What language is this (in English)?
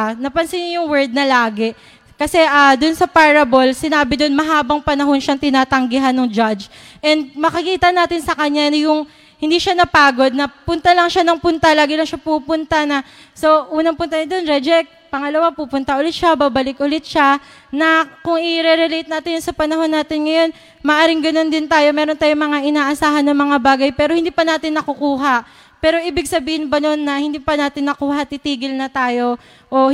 Filipino